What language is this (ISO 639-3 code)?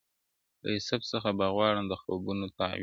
pus